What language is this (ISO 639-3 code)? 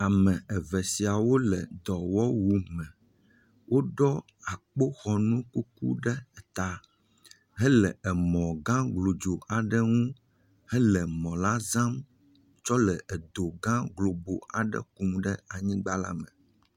ewe